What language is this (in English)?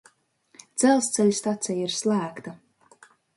Latvian